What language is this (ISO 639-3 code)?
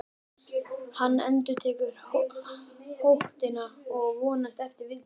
isl